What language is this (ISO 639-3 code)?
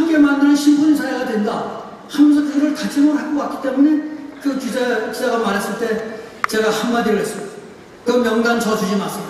kor